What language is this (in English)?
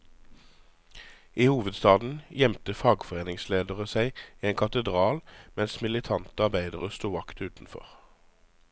Norwegian